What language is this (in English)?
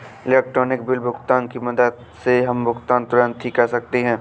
Hindi